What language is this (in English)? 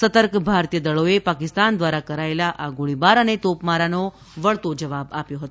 Gujarati